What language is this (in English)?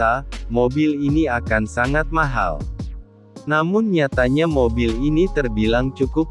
Indonesian